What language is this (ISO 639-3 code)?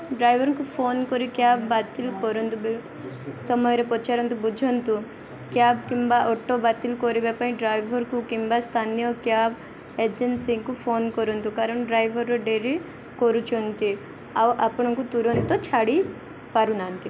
ori